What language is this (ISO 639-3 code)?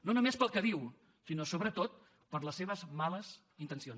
cat